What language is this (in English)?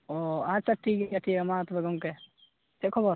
Santali